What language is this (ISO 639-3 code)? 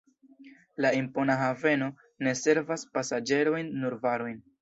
epo